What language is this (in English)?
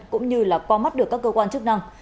Vietnamese